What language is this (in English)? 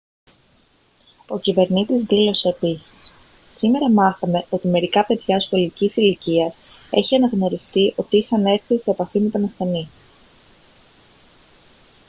Greek